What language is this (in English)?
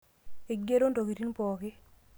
Masai